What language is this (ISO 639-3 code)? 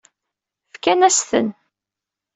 kab